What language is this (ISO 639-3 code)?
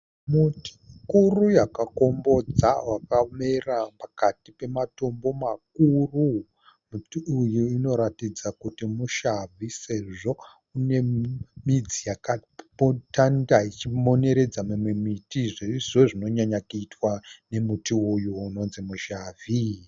sna